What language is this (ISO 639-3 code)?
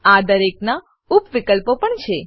guj